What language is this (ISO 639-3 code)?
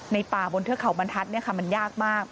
tha